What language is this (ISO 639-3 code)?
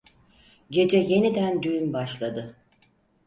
tur